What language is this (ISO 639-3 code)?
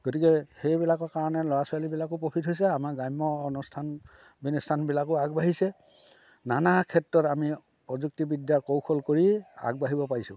asm